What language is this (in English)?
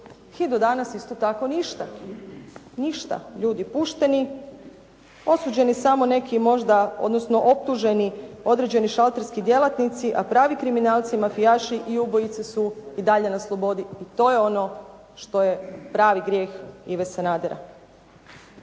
Croatian